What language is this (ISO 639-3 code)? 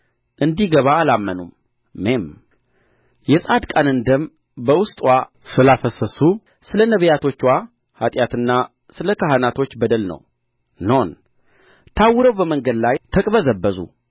amh